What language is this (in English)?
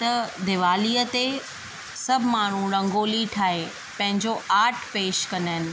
Sindhi